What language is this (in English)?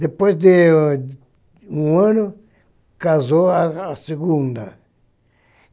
Portuguese